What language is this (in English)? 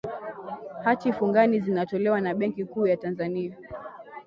Swahili